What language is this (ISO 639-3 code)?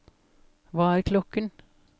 nor